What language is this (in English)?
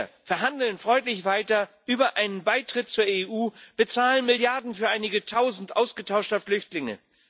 German